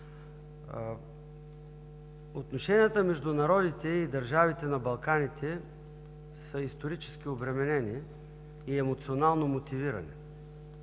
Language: Bulgarian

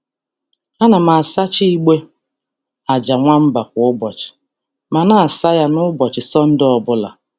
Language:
Igbo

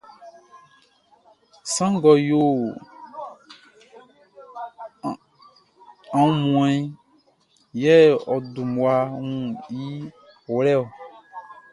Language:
Baoulé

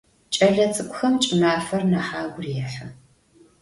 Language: Adyghe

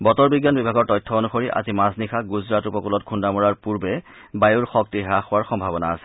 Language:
Assamese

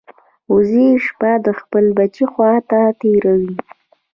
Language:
Pashto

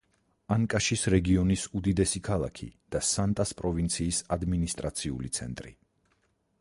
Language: Georgian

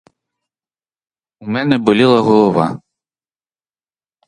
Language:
Ukrainian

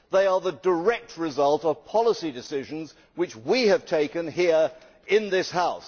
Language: English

